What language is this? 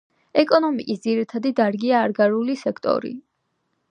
Georgian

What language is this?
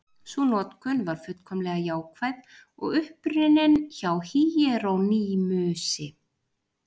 Icelandic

